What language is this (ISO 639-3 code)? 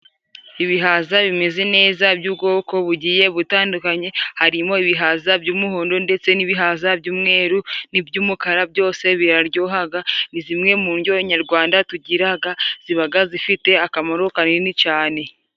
kin